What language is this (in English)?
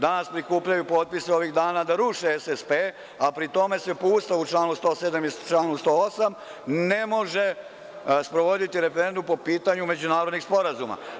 Serbian